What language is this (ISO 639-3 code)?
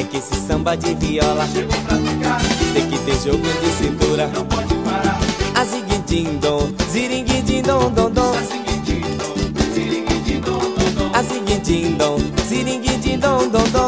por